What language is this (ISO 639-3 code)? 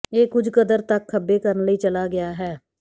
pan